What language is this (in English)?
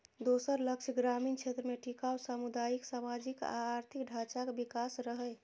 Maithili